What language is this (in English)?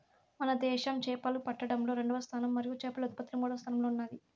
Telugu